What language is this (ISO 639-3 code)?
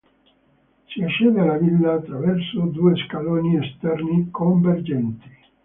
ita